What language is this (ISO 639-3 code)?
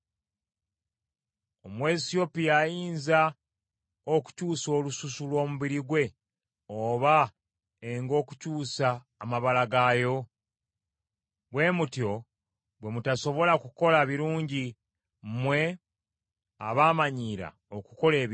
lug